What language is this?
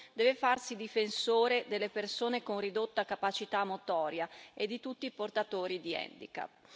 Italian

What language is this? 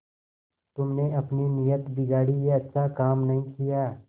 Hindi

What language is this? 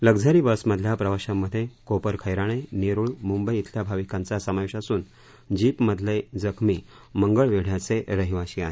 Marathi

